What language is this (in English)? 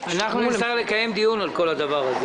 Hebrew